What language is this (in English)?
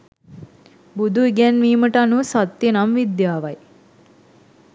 Sinhala